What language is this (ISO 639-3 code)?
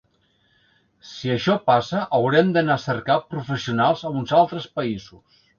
cat